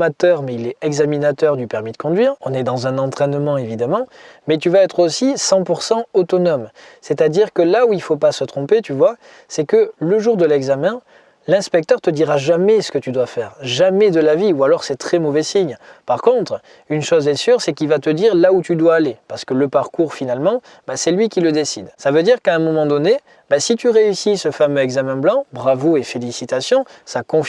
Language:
French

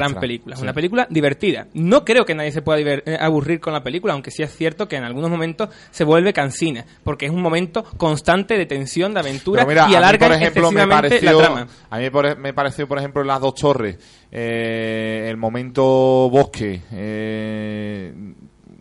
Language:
Spanish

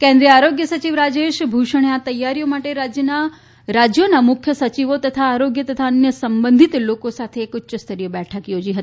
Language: Gujarati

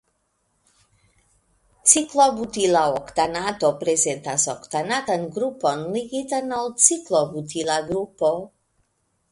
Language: Esperanto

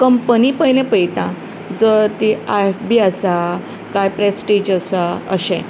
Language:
Konkani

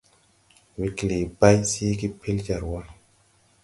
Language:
Tupuri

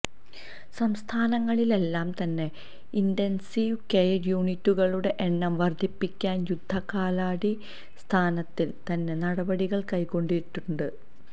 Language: Malayalam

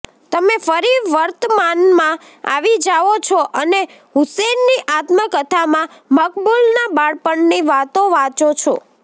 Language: Gujarati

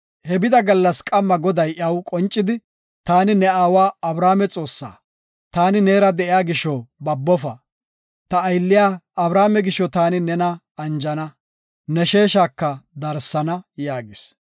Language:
Gofa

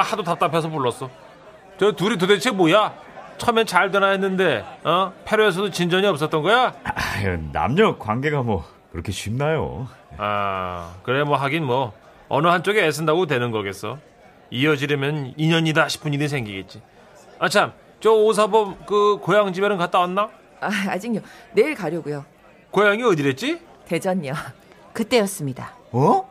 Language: Korean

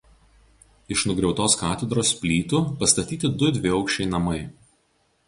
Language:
Lithuanian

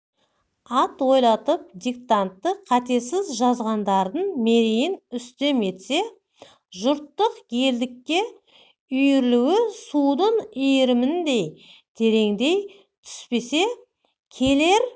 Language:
Kazakh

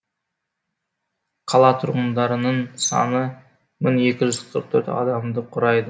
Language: Kazakh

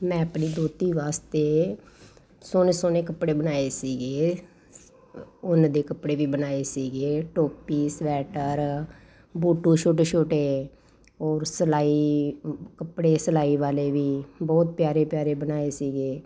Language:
Punjabi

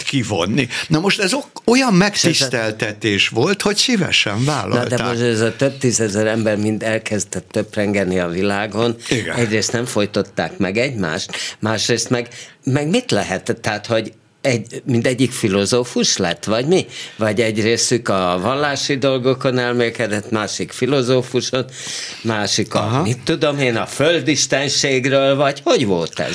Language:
Hungarian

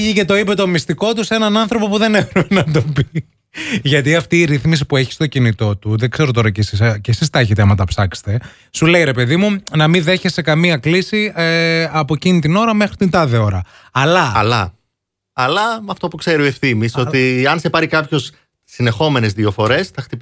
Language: Greek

